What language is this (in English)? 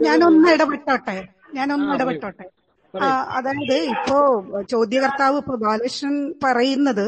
Malayalam